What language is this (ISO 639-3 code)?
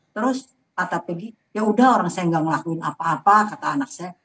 ind